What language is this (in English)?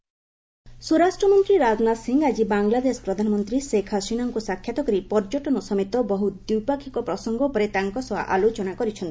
Odia